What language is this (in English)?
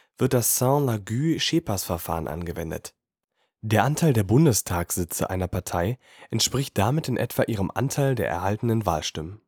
German